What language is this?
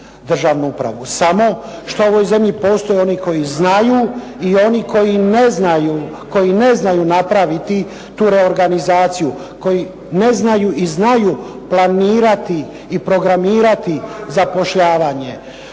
Croatian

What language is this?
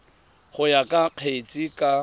Tswana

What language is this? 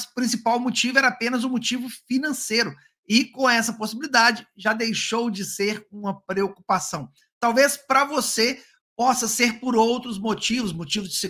Portuguese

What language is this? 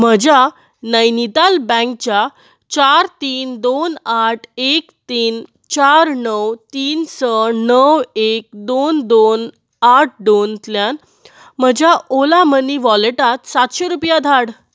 Konkani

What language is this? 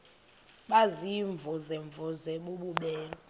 Xhosa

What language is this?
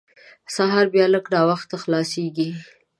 Pashto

